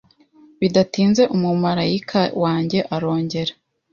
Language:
Kinyarwanda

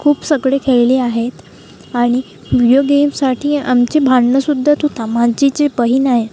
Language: Marathi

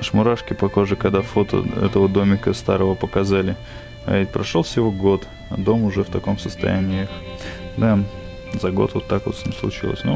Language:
Russian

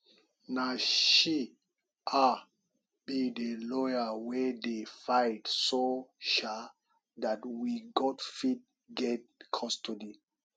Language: Nigerian Pidgin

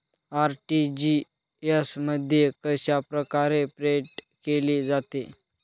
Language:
Marathi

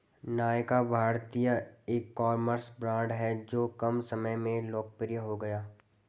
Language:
Hindi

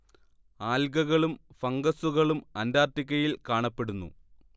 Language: Malayalam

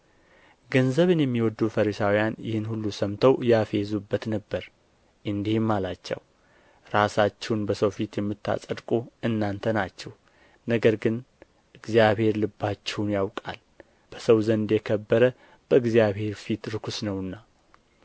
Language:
Amharic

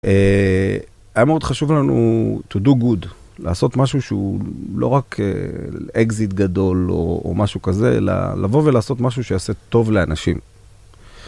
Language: Hebrew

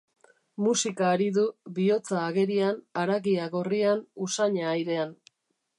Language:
Basque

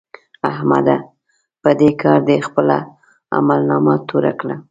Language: Pashto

